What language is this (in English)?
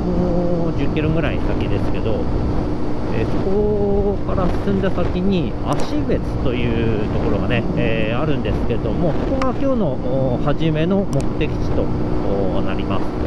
Japanese